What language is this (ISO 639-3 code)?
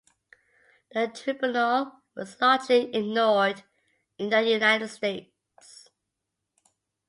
eng